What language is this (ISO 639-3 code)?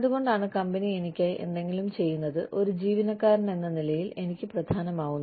mal